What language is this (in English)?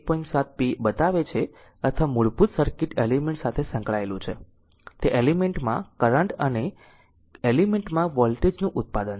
Gujarati